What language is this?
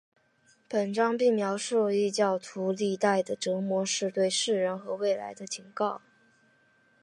Chinese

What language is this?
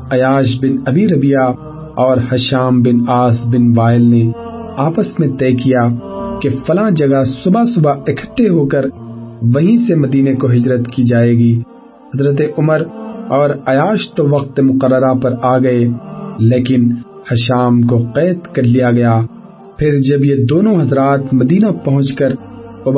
Urdu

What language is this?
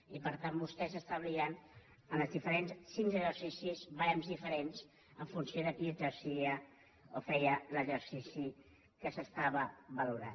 Catalan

